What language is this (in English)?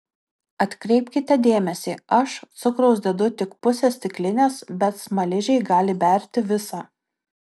Lithuanian